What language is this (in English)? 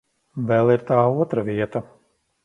Latvian